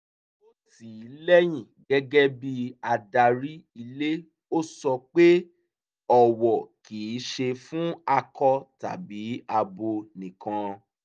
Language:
Yoruba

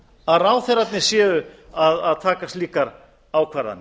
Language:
Icelandic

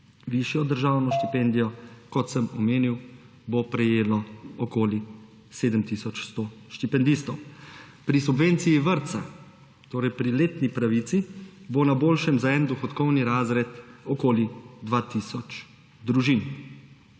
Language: Slovenian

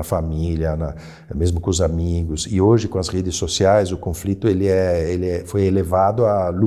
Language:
Portuguese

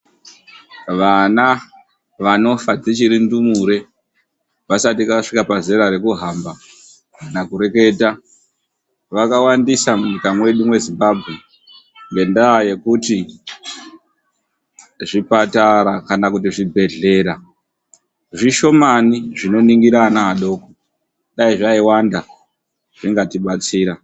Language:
Ndau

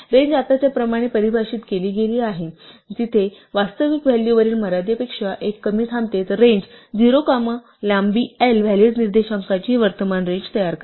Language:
Marathi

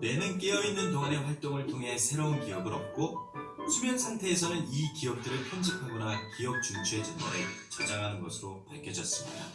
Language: Korean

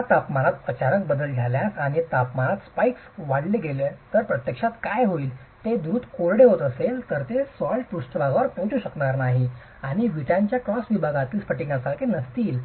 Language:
Marathi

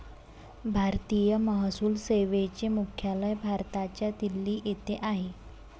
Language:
Marathi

